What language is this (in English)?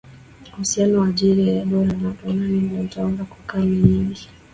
Swahili